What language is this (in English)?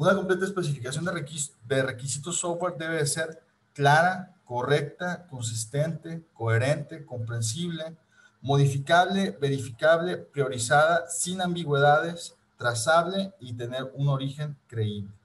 Spanish